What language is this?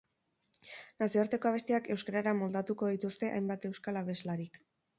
Basque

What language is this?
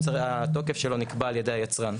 Hebrew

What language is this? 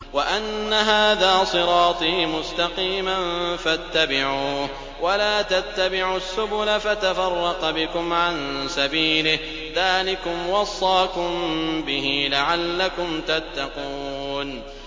Arabic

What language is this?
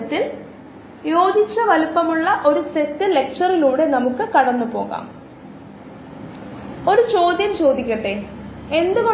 Malayalam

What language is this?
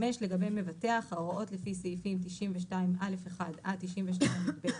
Hebrew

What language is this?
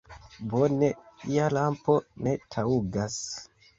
Esperanto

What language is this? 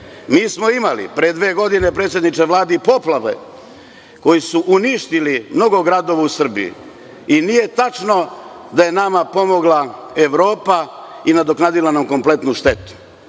Serbian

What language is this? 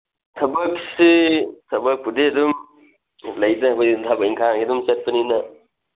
Manipuri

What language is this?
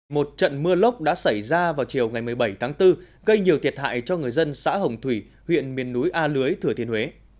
Vietnamese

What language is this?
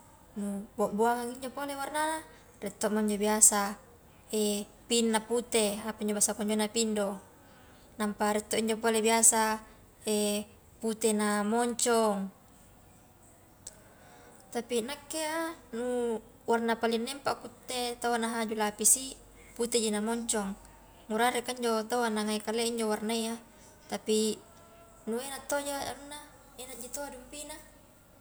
Highland Konjo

